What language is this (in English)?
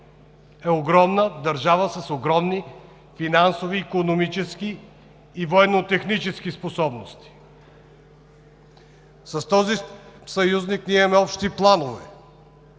Bulgarian